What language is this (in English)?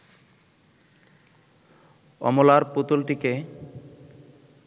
Bangla